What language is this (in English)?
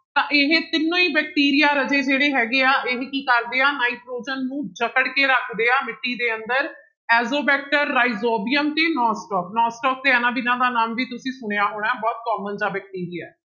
Punjabi